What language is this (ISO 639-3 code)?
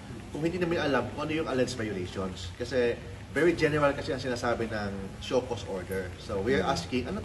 fil